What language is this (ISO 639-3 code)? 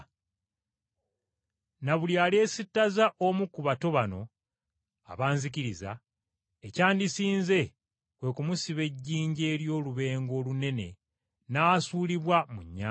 lug